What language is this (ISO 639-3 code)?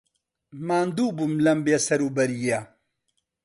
ckb